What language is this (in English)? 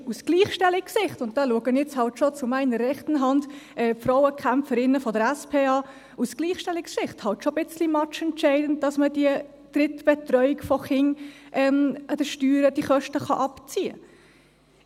Swiss German